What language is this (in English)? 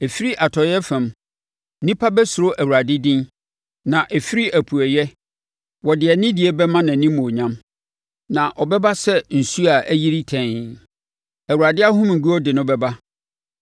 Akan